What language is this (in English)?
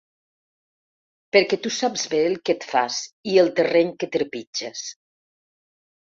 Catalan